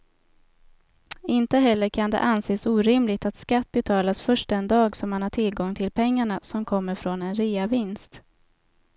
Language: Swedish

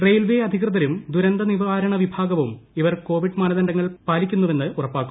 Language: Malayalam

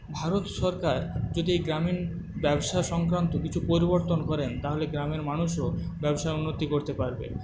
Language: Bangla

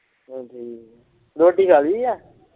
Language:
Punjabi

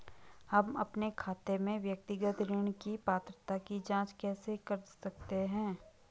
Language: Hindi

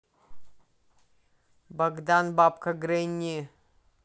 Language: Russian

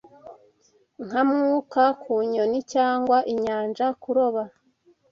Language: Kinyarwanda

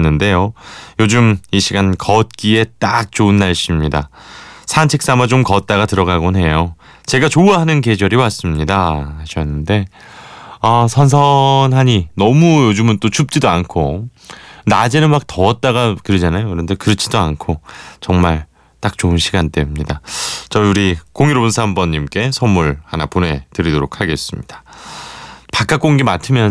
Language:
Korean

